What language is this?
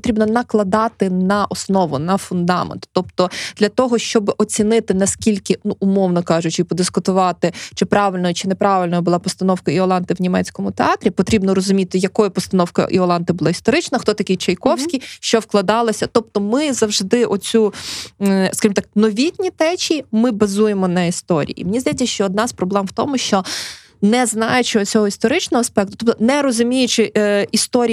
Ukrainian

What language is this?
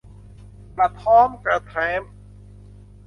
Thai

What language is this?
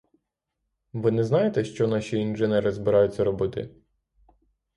Ukrainian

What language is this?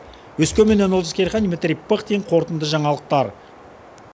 Kazakh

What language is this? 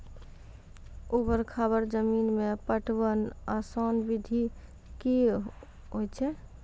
Maithili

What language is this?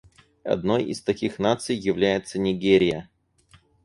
Russian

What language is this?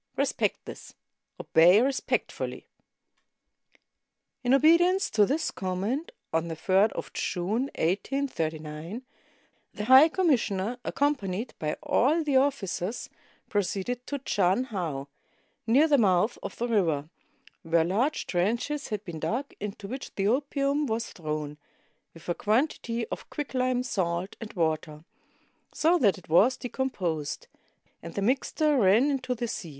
English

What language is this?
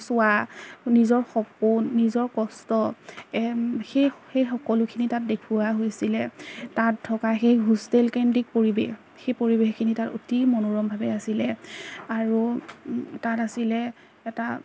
Assamese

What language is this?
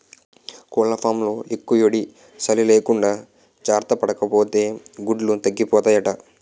Telugu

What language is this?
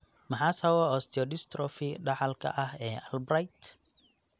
Somali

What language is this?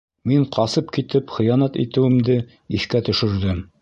Bashkir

